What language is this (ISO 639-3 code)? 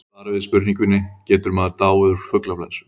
isl